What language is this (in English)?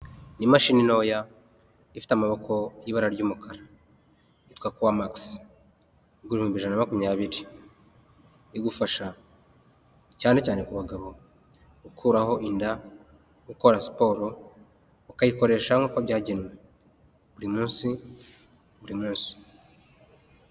Kinyarwanda